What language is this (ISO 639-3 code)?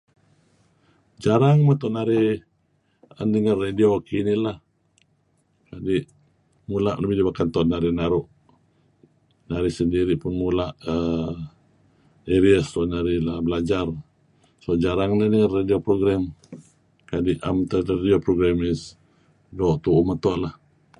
kzi